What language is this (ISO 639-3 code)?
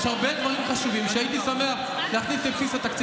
heb